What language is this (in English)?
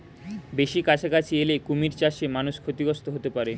Bangla